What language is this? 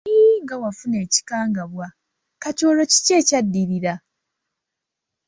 Ganda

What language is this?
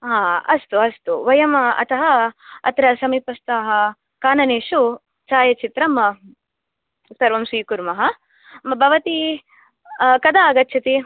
Sanskrit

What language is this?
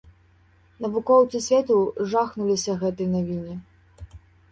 Belarusian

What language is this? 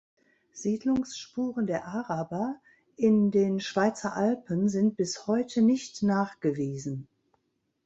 German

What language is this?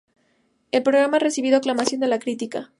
Spanish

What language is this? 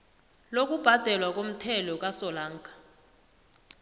South Ndebele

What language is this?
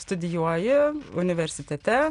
Lithuanian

